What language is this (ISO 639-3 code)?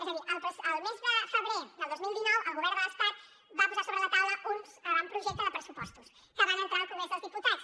cat